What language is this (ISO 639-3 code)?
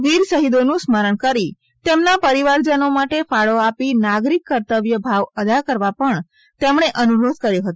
guj